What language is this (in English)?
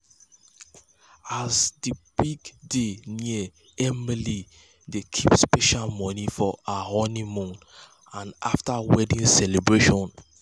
Nigerian Pidgin